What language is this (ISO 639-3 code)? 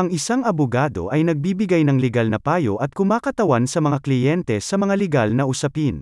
fil